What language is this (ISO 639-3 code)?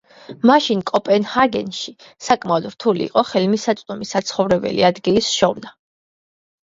kat